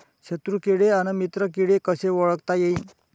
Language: Marathi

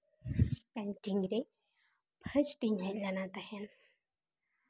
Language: Santali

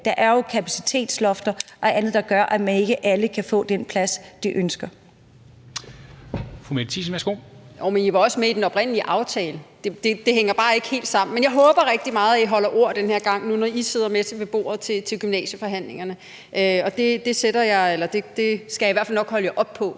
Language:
Danish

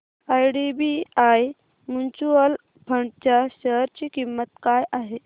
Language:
Marathi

